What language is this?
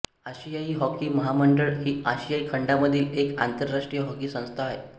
Marathi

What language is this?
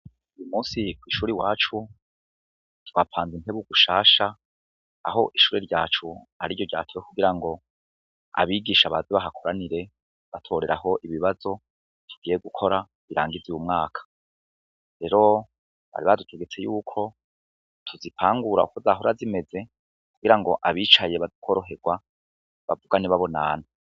Rundi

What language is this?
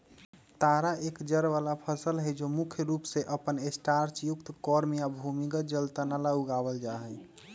Magahi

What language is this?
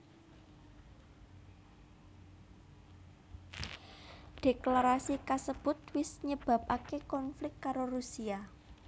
Javanese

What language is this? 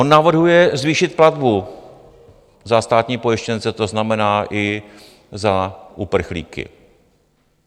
Czech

